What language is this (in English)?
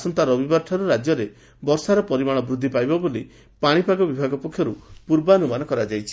Odia